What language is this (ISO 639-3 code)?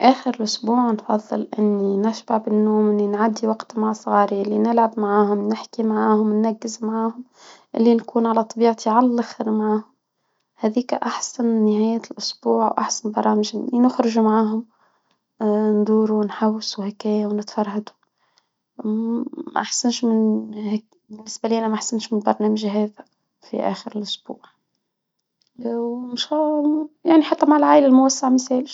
aeb